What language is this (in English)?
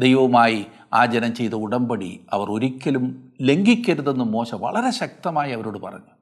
Malayalam